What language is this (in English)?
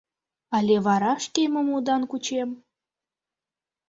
Mari